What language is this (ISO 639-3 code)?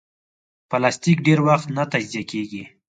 pus